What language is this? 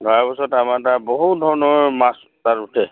Assamese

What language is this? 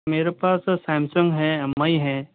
Urdu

